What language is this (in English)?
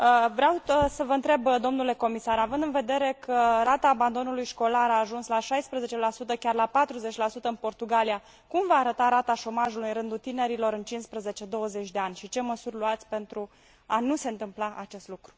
Romanian